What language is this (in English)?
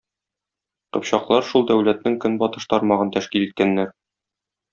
Tatar